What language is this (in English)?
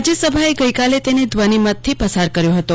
Gujarati